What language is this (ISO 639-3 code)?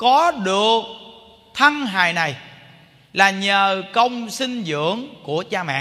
vie